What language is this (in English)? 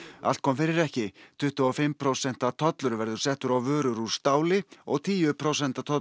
Icelandic